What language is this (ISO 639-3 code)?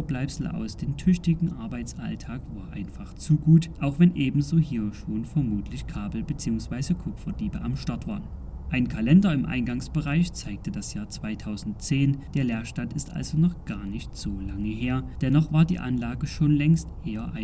deu